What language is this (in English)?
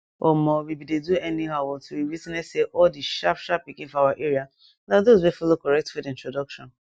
Nigerian Pidgin